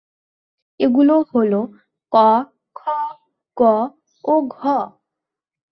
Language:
Bangla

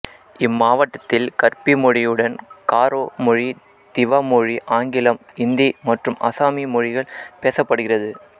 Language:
Tamil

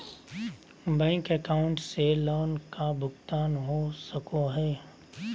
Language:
Magahi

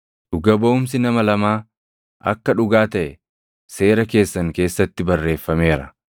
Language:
Oromo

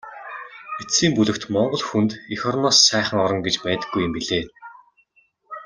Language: Mongolian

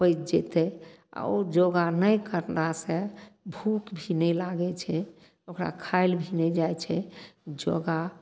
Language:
Maithili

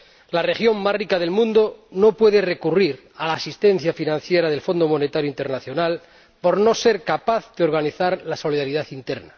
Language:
Spanish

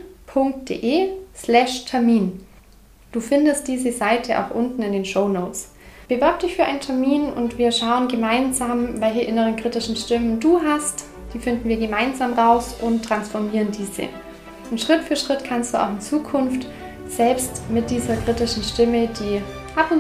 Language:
German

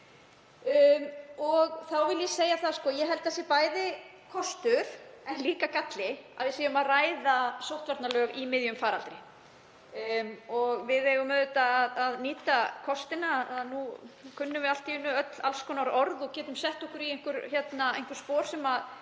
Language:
Icelandic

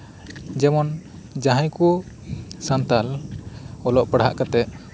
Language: Santali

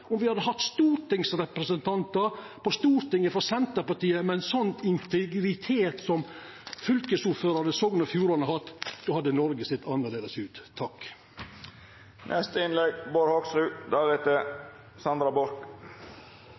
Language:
Norwegian Nynorsk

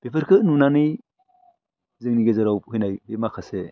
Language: Bodo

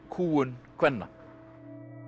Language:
Icelandic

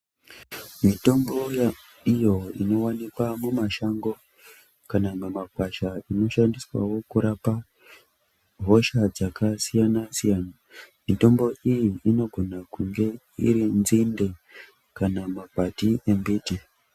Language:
Ndau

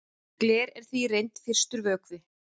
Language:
Icelandic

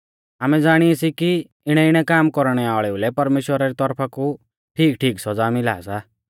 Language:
Mahasu Pahari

